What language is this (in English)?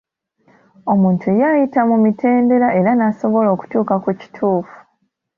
Ganda